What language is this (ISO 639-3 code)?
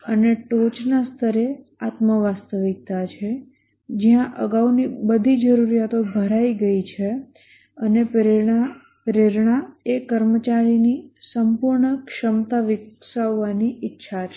guj